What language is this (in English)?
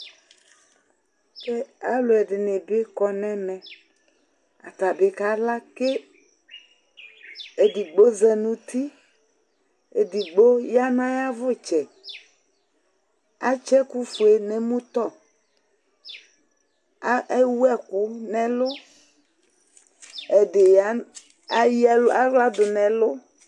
Ikposo